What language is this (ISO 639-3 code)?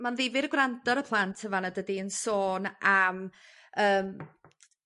cym